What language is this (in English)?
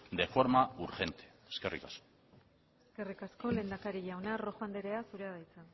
Basque